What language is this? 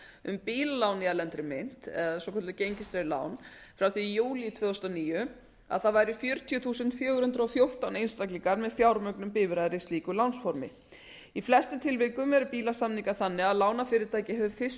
Icelandic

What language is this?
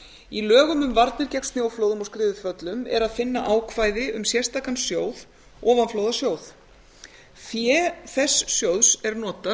Icelandic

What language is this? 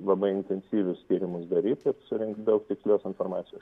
Lithuanian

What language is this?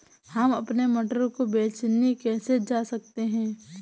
Hindi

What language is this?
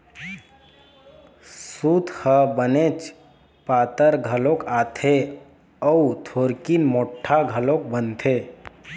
Chhattisgarhi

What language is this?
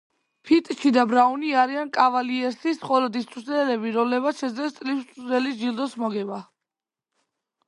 Georgian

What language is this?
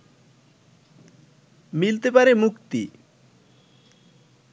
Bangla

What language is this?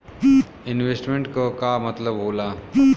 Bhojpuri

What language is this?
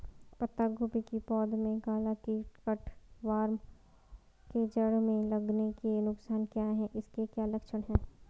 Hindi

